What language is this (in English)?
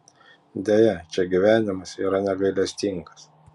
Lithuanian